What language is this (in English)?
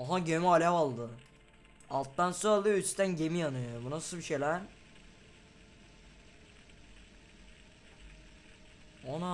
Turkish